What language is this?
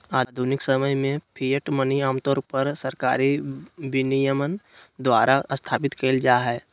Magahi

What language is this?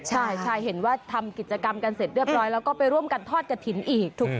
Thai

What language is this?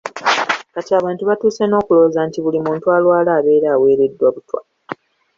Ganda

